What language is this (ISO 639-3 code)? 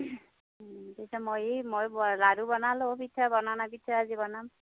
asm